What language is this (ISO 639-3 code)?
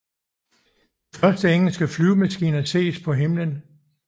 dan